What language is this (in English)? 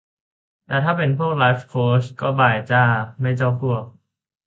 Thai